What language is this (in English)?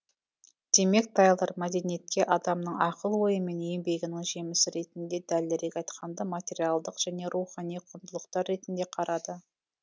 Kazakh